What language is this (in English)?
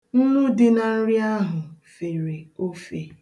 Igbo